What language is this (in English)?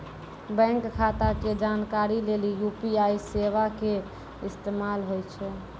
Maithili